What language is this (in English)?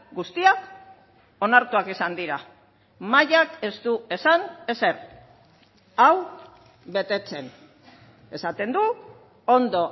Basque